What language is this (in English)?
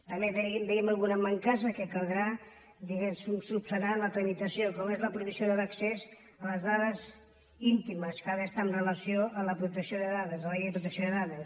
Catalan